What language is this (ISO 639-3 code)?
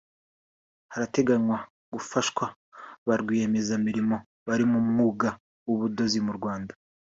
kin